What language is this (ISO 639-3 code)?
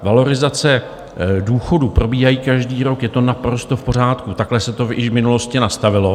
ces